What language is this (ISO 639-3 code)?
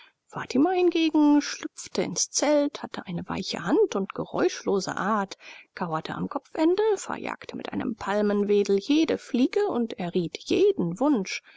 deu